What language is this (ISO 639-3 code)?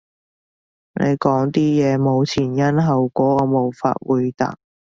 yue